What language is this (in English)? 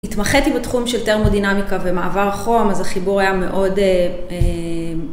Hebrew